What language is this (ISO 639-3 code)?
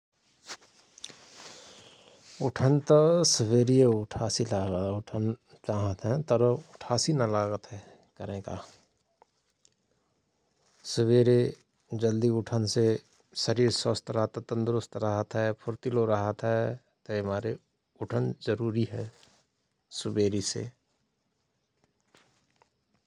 thr